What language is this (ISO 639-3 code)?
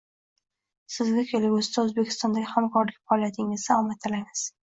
uzb